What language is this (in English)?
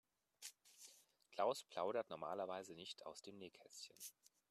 German